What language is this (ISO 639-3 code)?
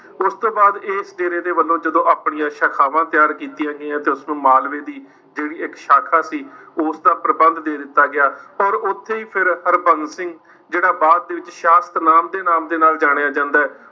pan